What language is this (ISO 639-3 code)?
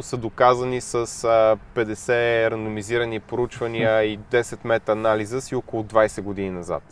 bul